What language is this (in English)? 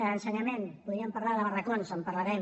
Catalan